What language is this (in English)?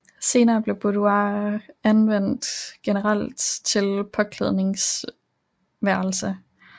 Danish